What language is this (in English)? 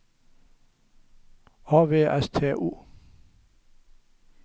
Norwegian